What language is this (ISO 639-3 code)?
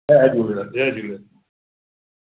snd